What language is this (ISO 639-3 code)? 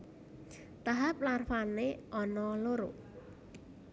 jav